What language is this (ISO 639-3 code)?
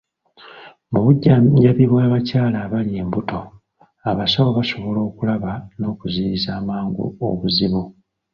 lug